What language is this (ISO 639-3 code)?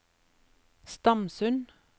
nor